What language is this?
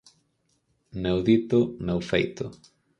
Galician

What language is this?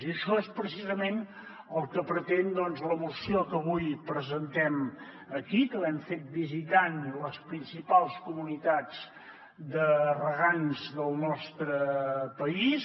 Catalan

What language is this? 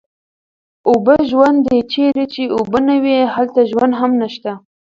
Pashto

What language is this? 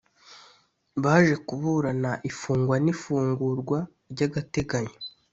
Kinyarwanda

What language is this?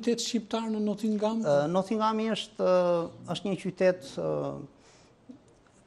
Romanian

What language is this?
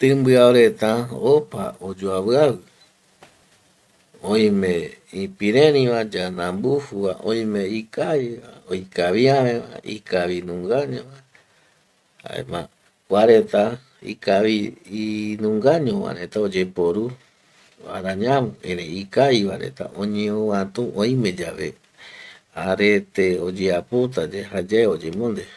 Eastern Bolivian Guaraní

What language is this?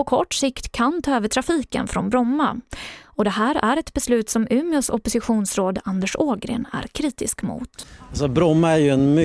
Swedish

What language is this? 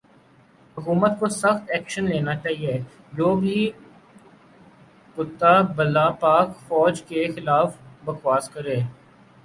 Urdu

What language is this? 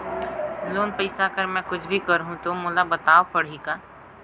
Chhattisgarhi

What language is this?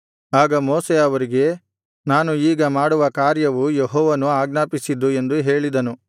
Kannada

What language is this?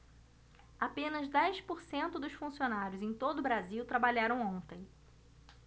Portuguese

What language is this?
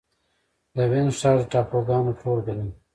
Pashto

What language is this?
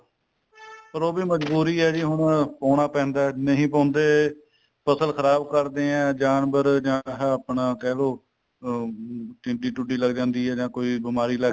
Punjabi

